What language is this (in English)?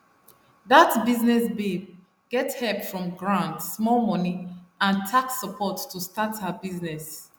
Nigerian Pidgin